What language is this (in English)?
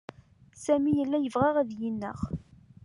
Kabyle